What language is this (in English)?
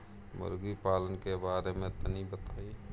Bhojpuri